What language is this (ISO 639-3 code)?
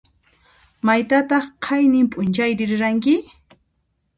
qxp